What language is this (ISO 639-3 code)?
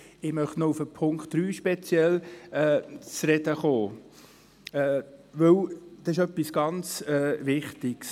gsw